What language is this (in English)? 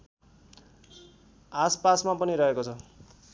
Nepali